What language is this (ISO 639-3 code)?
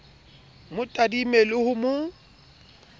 sot